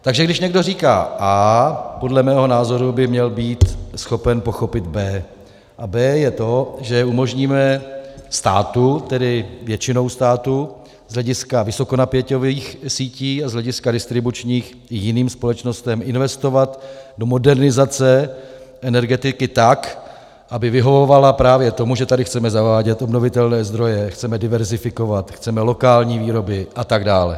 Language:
Czech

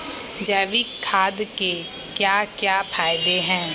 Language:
Magahi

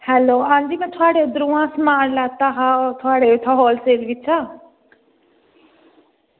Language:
Dogri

